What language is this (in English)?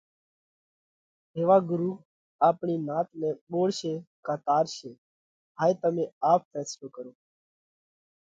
Parkari Koli